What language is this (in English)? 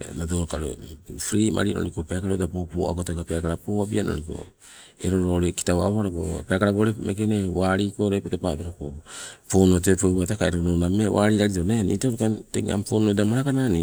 Sibe